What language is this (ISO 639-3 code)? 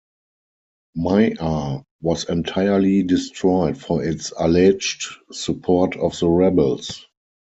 eng